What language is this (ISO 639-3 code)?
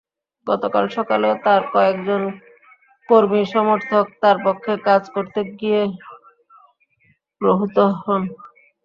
ben